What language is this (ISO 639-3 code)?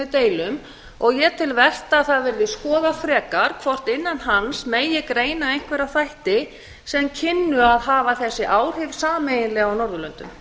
isl